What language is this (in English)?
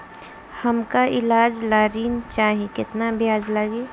Bhojpuri